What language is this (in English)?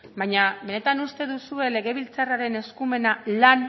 Basque